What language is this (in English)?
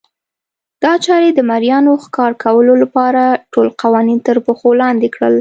Pashto